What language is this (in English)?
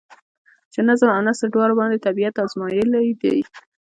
Pashto